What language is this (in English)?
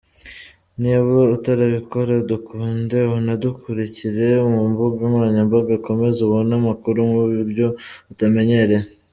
Kinyarwanda